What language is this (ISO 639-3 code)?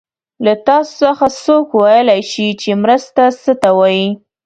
pus